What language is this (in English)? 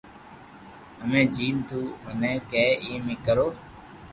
Loarki